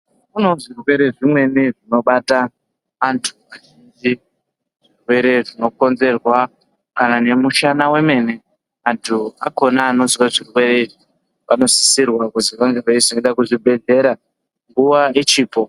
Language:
Ndau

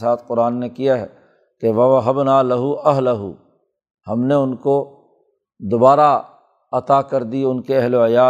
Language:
Urdu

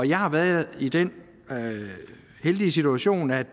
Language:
Danish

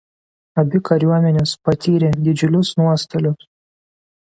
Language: Lithuanian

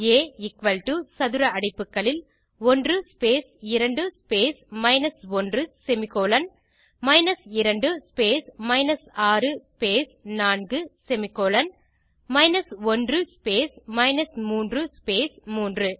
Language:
Tamil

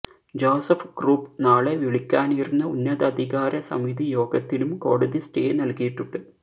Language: Malayalam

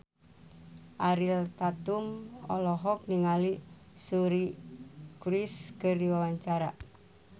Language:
Sundanese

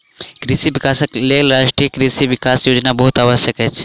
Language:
Maithili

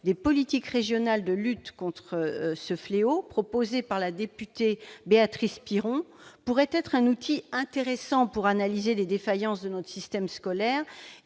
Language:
French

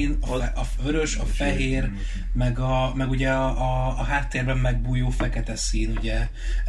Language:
Hungarian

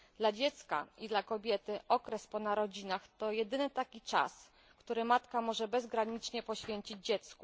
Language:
Polish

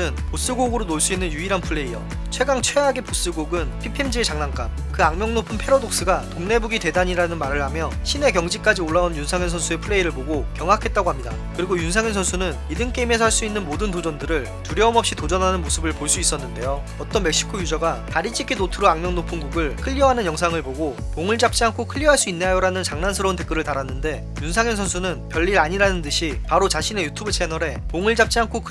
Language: Korean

